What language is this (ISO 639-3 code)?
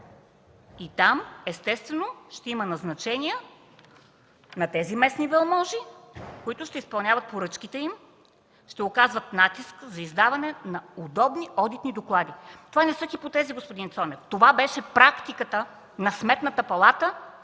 bul